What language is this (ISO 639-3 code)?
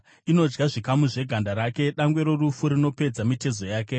sna